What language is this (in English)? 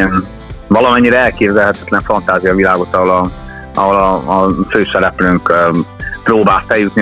Hungarian